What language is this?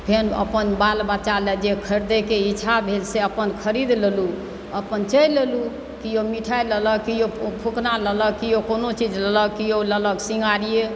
Maithili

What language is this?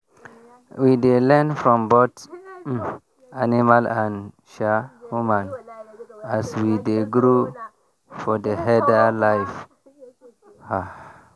Nigerian Pidgin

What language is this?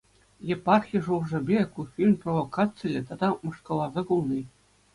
Chuvash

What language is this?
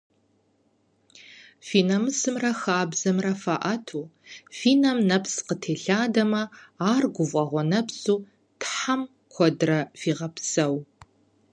Kabardian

